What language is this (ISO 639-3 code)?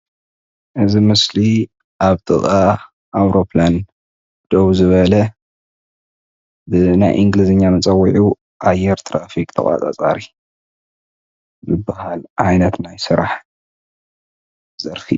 tir